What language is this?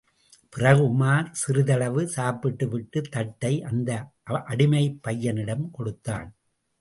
Tamil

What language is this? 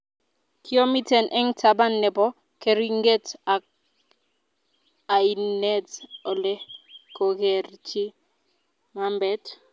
Kalenjin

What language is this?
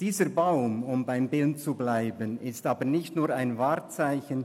Swiss German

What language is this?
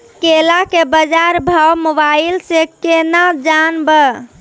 Maithili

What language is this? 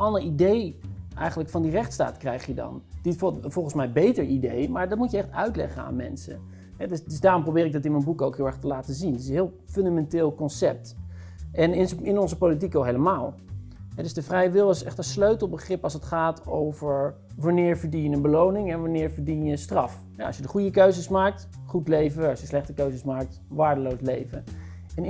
Dutch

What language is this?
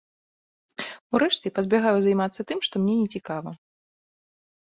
Belarusian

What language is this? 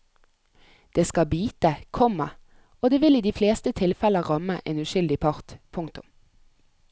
Norwegian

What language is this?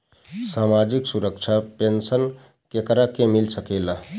Bhojpuri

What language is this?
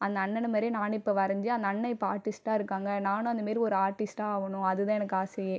Tamil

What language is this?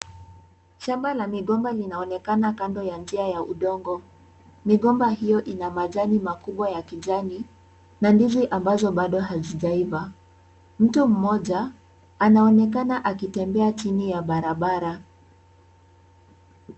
Swahili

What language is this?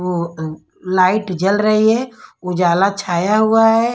Hindi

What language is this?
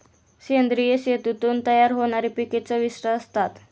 Marathi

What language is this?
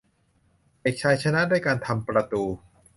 Thai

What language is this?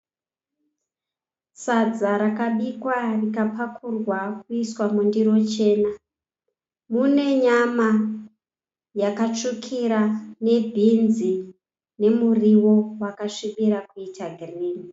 Shona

